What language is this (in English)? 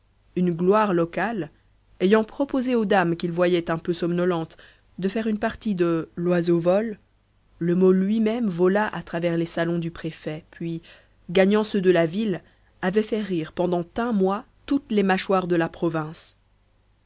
French